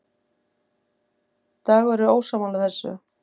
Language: Icelandic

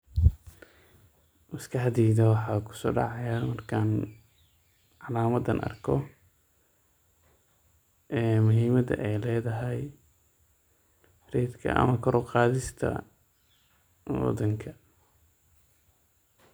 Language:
Somali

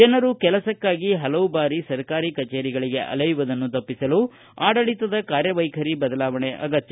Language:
Kannada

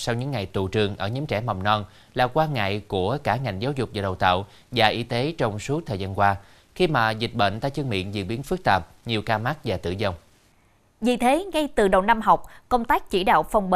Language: Vietnamese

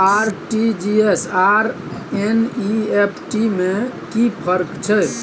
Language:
Maithili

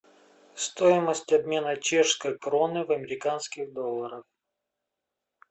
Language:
Russian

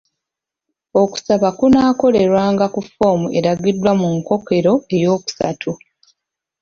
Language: Ganda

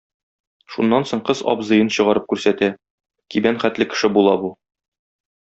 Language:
Tatar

